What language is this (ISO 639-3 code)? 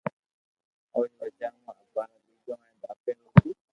lrk